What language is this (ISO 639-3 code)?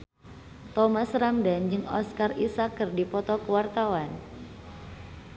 sun